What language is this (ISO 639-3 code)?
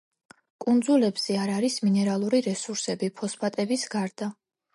kat